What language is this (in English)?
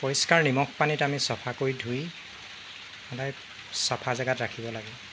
Assamese